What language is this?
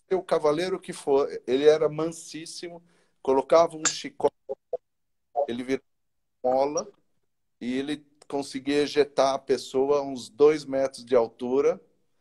Portuguese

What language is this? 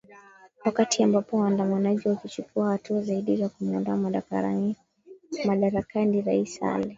Swahili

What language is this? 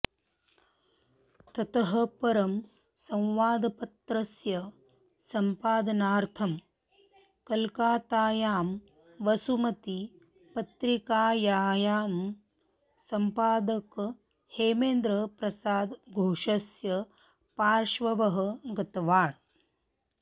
Sanskrit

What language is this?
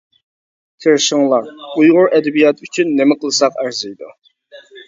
Uyghur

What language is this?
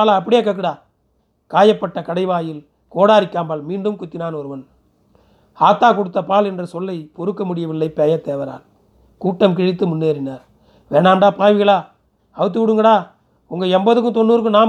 Tamil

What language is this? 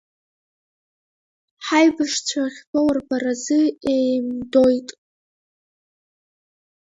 Abkhazian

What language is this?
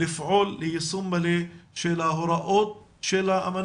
Hebrew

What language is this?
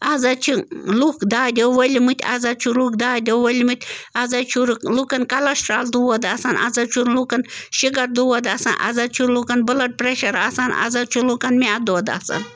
Kashmiri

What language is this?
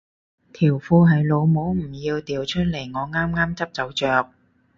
Cantonese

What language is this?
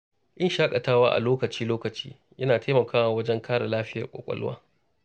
Hausa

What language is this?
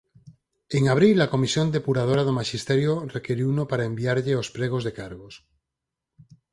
Galician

